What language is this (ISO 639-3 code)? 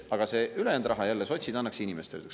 est